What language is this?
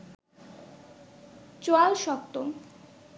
Bangla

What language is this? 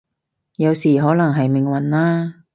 Cantonese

